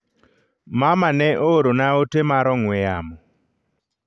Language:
Luo (Kenya and Tanzania)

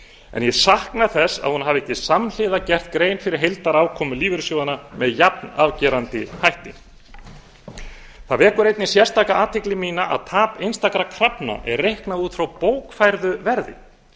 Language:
Icelandic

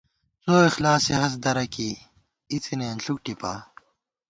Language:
Gawar-Bati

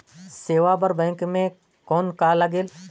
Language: Chhattisgarhi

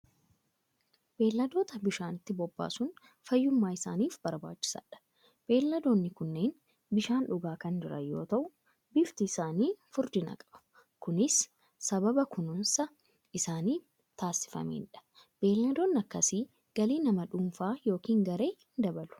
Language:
Oromo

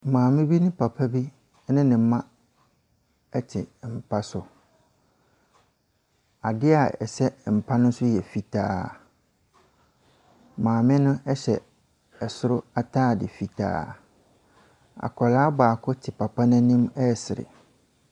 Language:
Akan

